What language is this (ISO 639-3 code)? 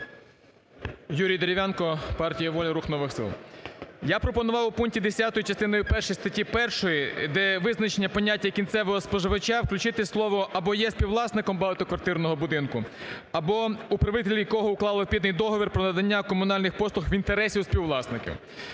ukr